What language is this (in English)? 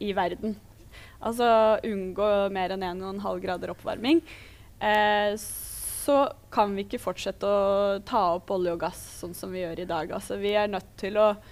Norwegian